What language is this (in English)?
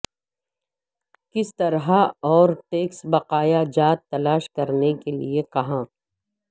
Urdu